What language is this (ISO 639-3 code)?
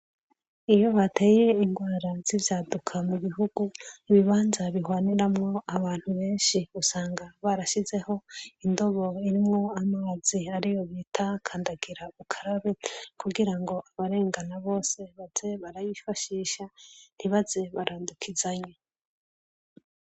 run